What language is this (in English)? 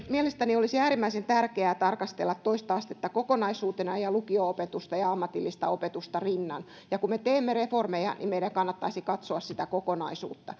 Finnish